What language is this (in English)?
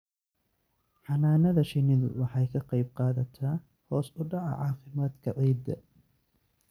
Somali